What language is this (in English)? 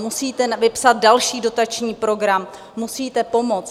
Czech